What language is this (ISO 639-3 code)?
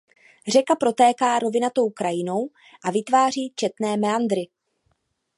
ces